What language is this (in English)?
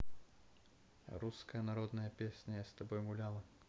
Russian